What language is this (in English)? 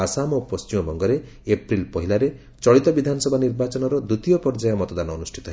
Odia